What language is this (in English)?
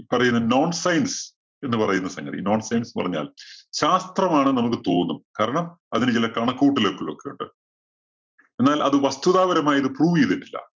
Malayalam